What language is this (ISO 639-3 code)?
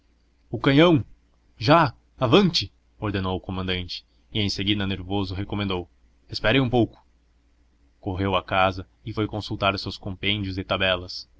por